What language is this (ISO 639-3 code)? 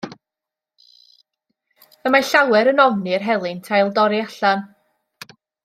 cym